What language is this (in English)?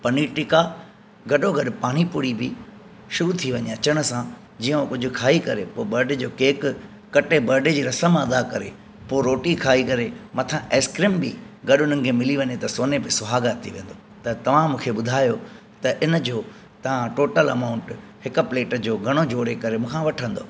Sindhi